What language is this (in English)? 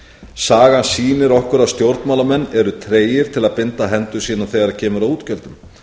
Icelandic